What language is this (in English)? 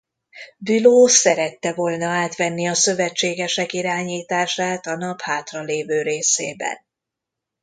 Hungarian